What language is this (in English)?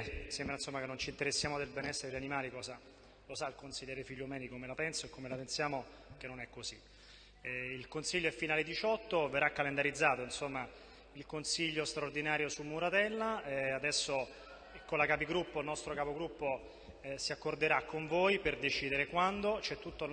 Italian